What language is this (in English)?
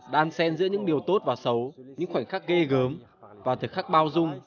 Vietnamese